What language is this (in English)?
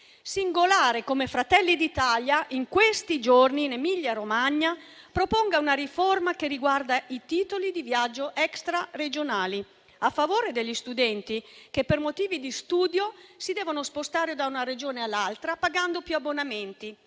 Italian